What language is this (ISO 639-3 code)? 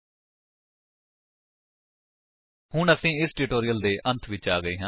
pan